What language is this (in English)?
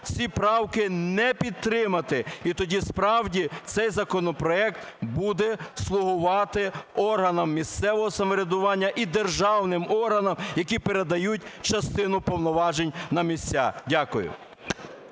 Ukrainian